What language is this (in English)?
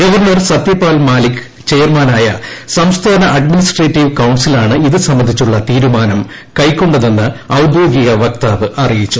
Malayalam